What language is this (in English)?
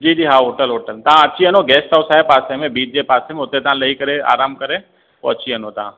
Sindhi